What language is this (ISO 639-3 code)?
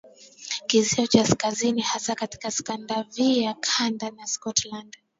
swa